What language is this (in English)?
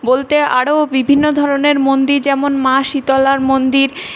Bangla